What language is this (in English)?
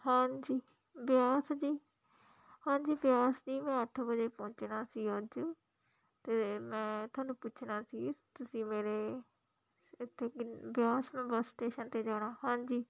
Punjabi